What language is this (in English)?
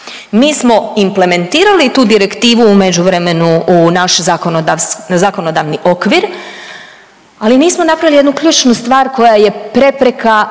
Croatian